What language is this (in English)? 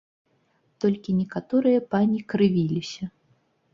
Belarusian